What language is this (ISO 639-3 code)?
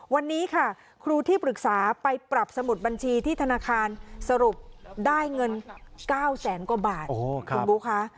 tha